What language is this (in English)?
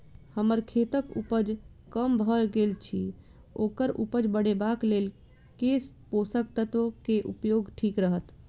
Maithili